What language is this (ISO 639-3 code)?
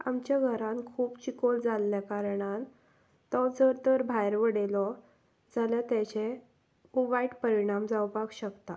kok